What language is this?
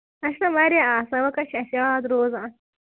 Kashmiri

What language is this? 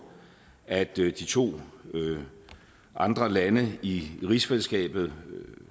Danish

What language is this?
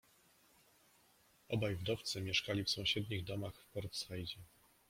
Polish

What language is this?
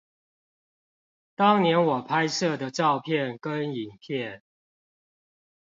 Chinese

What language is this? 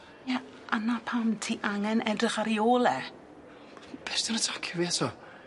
Welsh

